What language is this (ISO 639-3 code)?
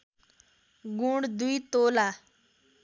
nep